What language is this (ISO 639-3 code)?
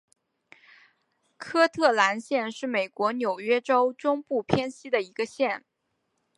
zho